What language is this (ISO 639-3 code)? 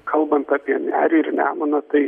lit